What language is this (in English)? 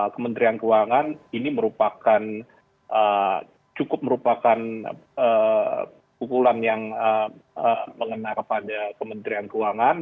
Indonesian